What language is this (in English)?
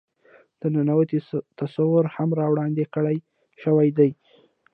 Pashto